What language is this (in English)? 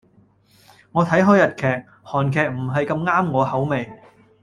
Cantonese